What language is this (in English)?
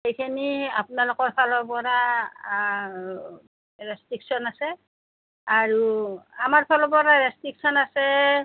Assamese